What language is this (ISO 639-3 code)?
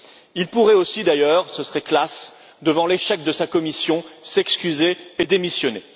fra